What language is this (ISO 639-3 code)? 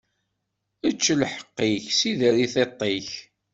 kab